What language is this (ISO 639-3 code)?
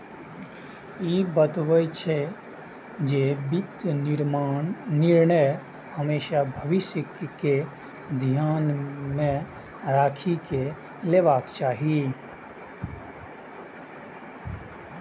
mai